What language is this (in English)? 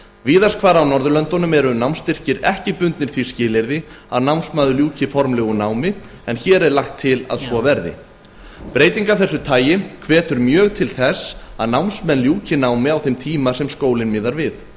Icelandic